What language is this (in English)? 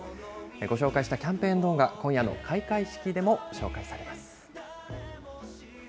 Japanese